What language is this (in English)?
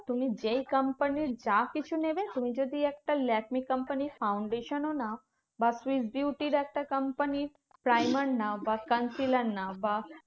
Bangla